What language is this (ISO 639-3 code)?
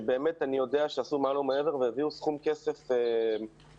heb